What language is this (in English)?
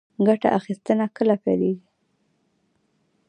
Pashto